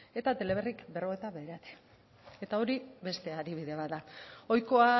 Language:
Basque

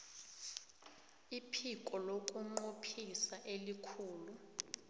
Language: South Ndebele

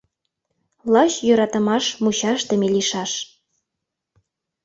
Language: Mari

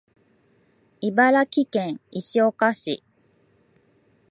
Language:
Japanese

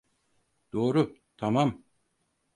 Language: Turkish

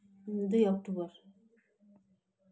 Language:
Nepali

